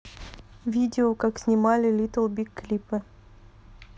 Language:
Russian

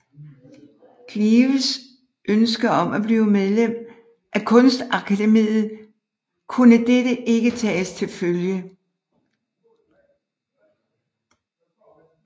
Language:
Danish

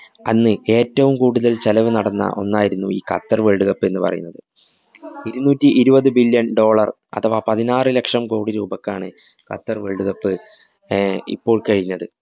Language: Malayalam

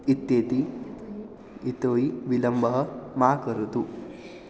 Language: Sanskrit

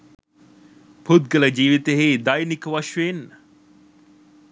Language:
Sinhala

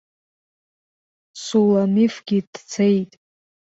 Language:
Abkhazian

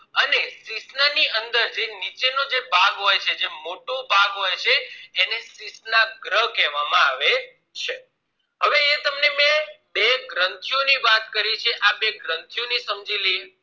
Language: Gujarati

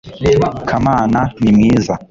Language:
Kinyarwanda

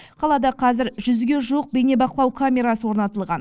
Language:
Kazakh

